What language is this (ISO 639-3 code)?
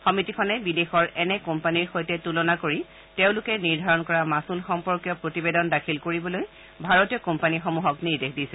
asm